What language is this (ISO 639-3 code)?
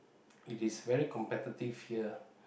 eng